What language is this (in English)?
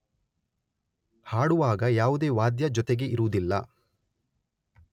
Kannada